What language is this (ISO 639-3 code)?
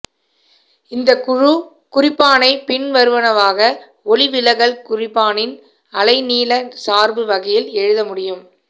tam